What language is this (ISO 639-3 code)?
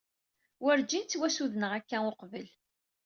kab